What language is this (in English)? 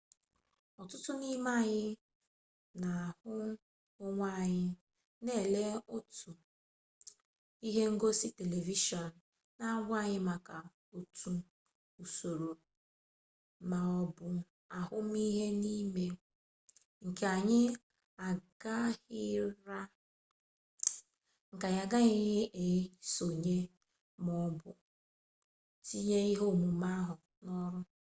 Igbo